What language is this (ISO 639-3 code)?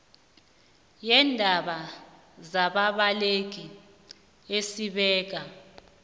nbl